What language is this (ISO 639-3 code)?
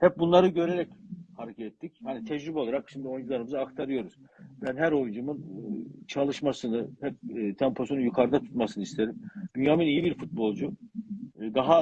tur